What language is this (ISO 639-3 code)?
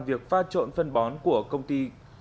vie